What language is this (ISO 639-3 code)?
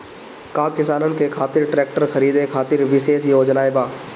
bho